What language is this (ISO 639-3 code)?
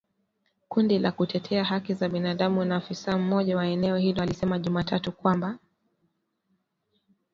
swa